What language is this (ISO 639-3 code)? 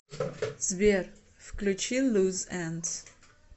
rus